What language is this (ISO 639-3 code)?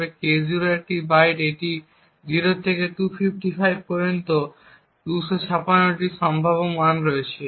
ben